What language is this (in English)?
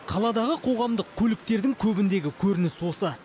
Kazakh